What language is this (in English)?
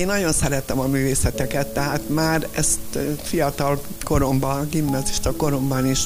Hungarian